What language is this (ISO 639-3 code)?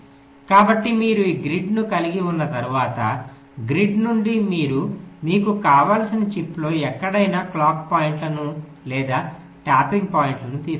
tel